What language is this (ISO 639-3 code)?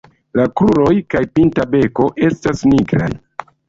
epo